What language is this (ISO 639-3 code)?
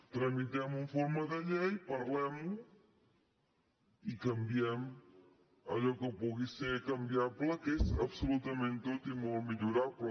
cat